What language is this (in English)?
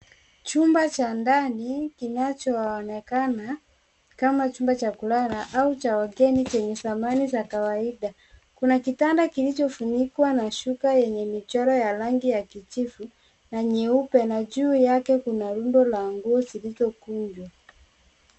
Swahili